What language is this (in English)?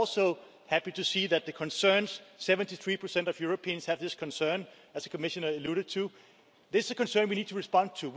English